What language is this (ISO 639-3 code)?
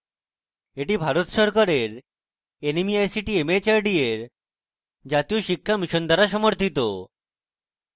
ben